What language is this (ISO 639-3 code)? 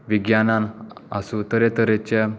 kok